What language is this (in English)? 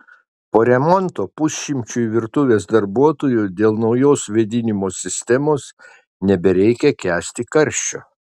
Lithuanian